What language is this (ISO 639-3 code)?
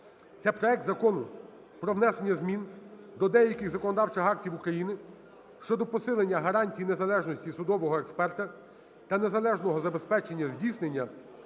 ukr